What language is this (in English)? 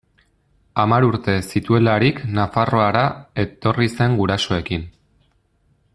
Basque